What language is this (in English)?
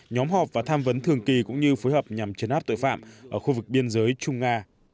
Vietnamese